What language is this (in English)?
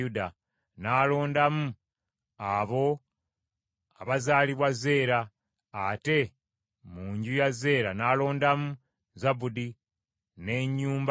Ganda